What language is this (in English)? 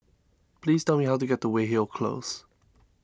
English